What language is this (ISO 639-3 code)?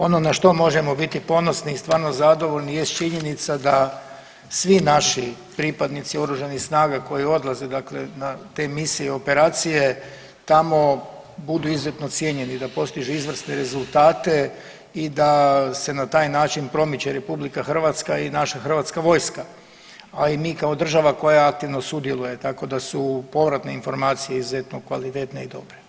hrv